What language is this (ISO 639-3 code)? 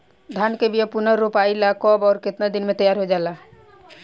bho